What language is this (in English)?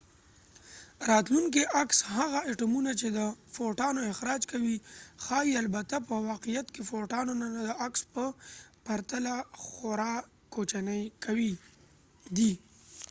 Pashto